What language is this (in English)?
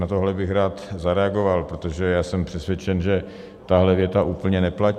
Czech